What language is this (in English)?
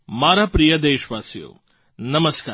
Gujarati